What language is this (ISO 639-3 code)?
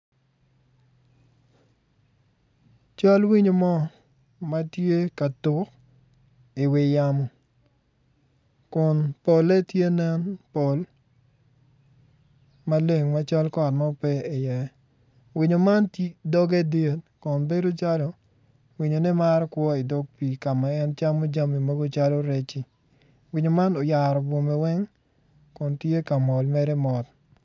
ach